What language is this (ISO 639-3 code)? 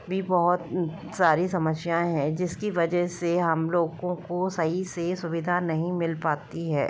hin